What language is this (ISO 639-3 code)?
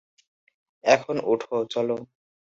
ben